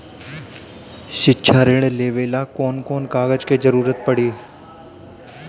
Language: Bhojpuri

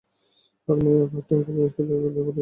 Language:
Bangla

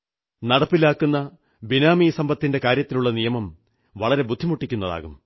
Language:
Malayalam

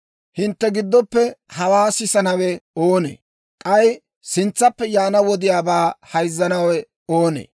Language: Dawro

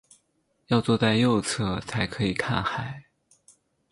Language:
Chinese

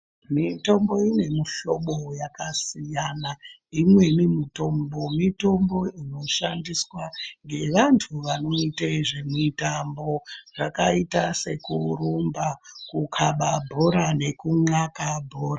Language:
Ndau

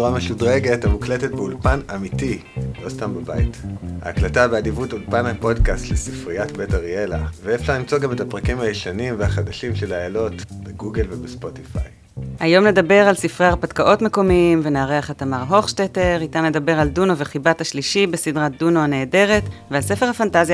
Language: Hebrew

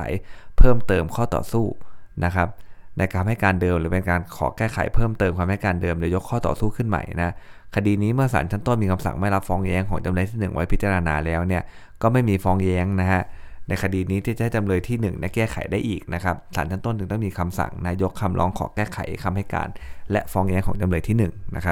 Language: Thai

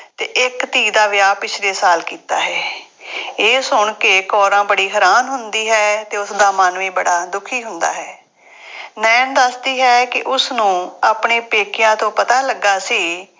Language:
Punjabi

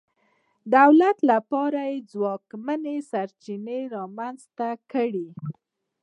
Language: Pashto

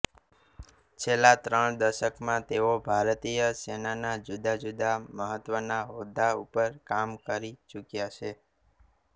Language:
Gujarati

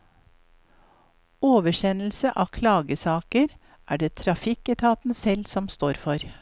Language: Norwegian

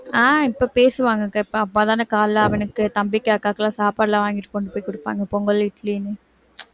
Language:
Tamil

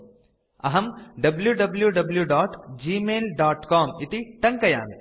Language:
Sanskrit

